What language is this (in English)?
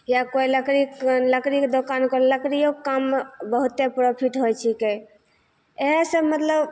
Maithili